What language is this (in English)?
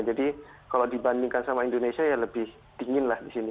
Indonesian